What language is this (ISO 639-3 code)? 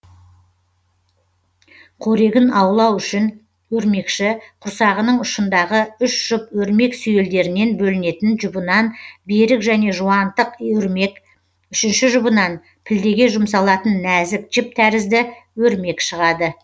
kaz